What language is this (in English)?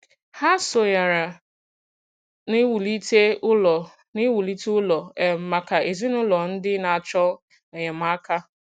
Igbo